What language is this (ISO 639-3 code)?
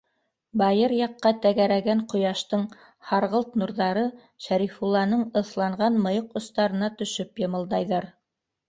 bak